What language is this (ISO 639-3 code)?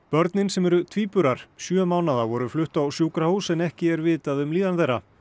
isl